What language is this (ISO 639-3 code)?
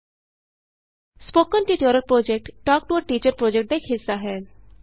pan